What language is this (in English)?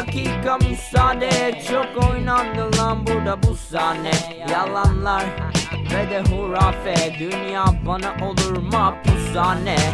Turkish